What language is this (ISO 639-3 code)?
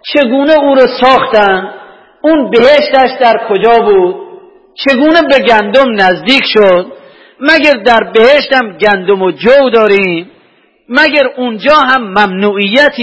fas